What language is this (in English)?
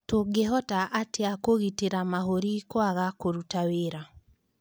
Kikuyu